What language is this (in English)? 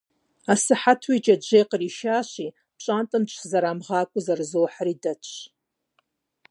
Kabardian